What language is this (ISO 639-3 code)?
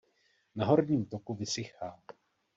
ces